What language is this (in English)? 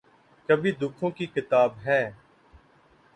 Urdu